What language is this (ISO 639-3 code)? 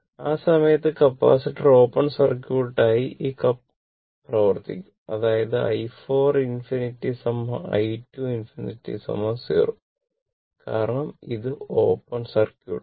mal